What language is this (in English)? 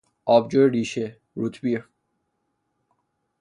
Persian